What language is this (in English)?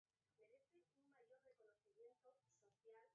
Basque